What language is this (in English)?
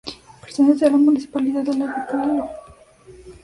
Spanish